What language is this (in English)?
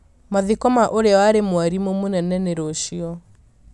Kikuyu